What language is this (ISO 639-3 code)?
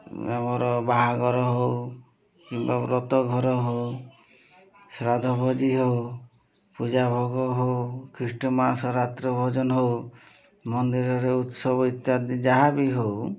ori